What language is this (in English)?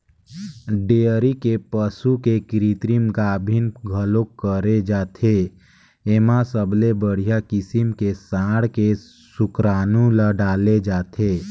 Chhattisgarhi